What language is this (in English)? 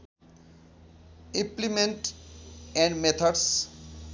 Nepali